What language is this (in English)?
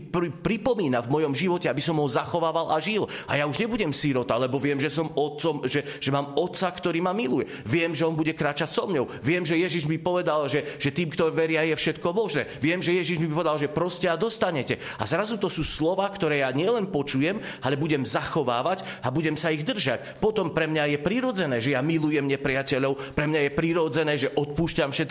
Slovak